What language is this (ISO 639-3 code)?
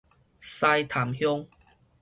nan